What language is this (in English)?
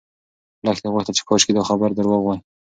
Pashto